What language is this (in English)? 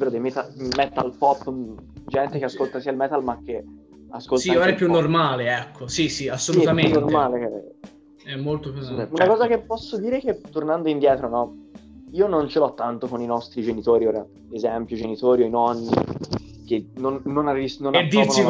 Italian